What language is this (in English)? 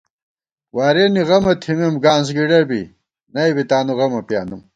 Gawar-Bati